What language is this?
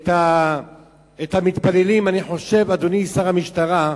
Hebrew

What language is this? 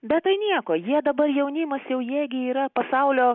Lithuanian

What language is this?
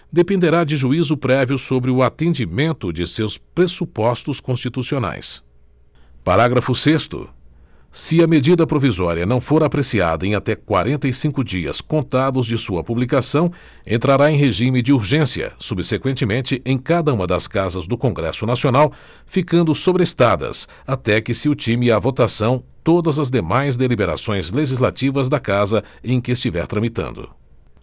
Portuguese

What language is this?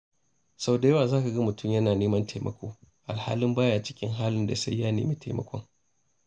Hausa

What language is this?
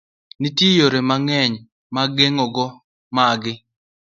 Luo (Kenya and Tanzania)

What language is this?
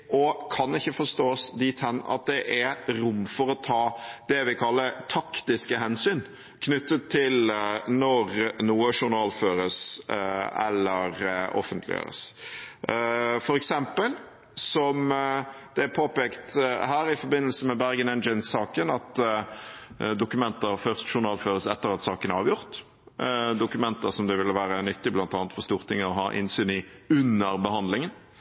Norwegian Bokmål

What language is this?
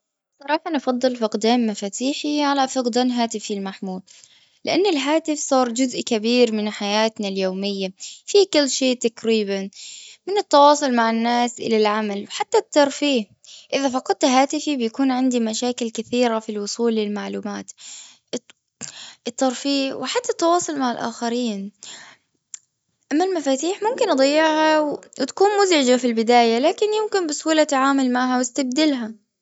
Gulf Arabic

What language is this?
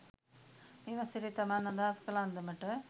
Sinhala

